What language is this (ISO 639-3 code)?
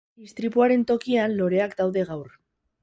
eus